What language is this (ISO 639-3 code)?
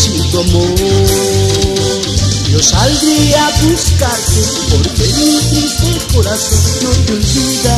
vie